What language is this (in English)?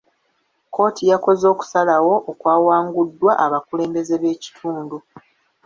Ganda